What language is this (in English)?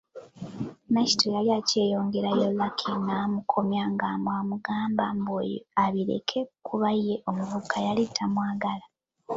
Ganda